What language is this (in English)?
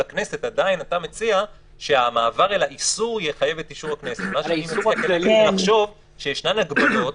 Hebrew